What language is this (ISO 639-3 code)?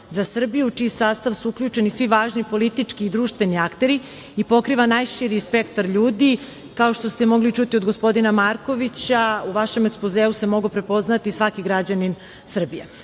srp